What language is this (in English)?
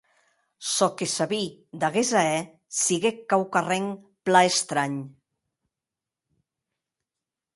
Occitan